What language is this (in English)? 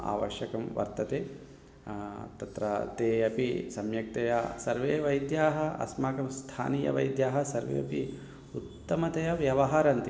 Sanskrit